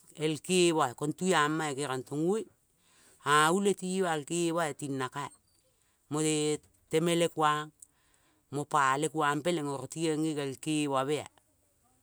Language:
Kol (Papua New Guinea)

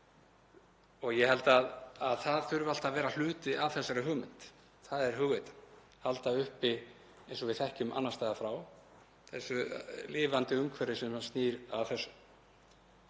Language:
Icelandic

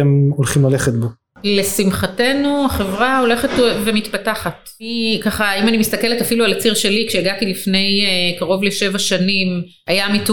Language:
Hebrew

